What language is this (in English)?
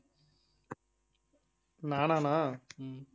Tamil